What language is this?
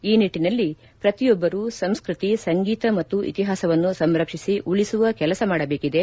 Kannada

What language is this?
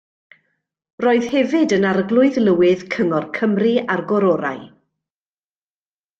Welsh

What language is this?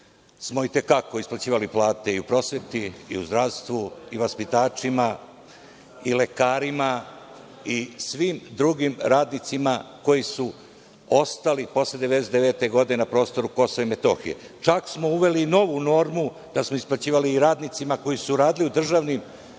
Serbian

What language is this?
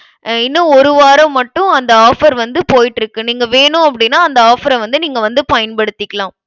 Tamil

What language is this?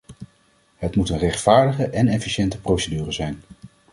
Dutch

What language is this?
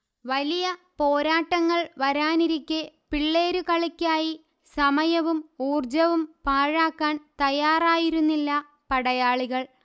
Malayalam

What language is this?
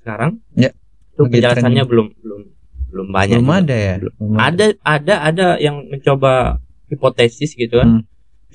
Indonesian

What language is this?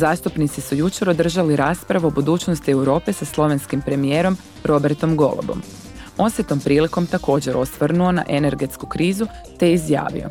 Croatian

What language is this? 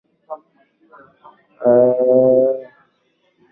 Swahili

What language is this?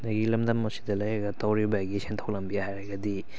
Manipuri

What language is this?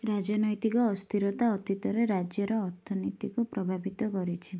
Odia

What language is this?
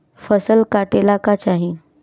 Bhojpuri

